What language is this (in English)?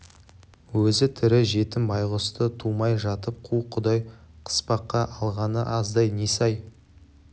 Kazakh